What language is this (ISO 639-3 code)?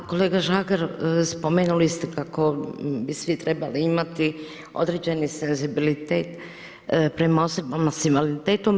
hrv